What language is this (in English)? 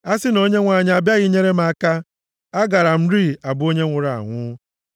Igbo